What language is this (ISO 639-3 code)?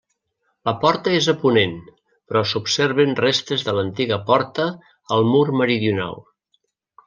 cat